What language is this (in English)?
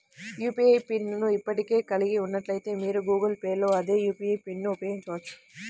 Telugu